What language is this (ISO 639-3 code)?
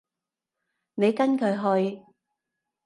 yue